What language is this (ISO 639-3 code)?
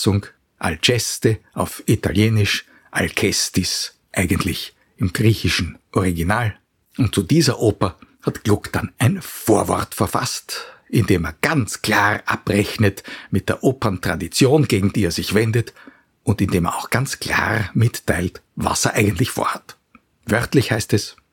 deu